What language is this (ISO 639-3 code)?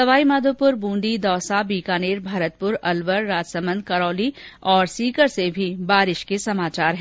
hin